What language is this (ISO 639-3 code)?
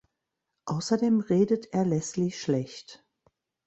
deu